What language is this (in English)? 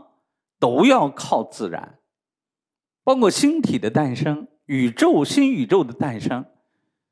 Chinese